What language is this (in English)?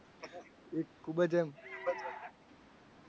Gujarati